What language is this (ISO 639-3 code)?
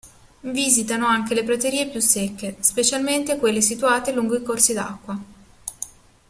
ita